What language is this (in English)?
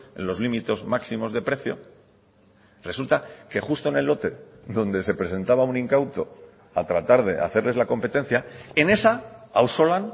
Spanish